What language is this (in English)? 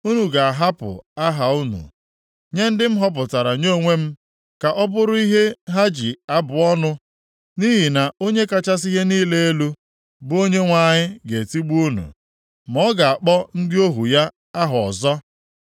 Igbo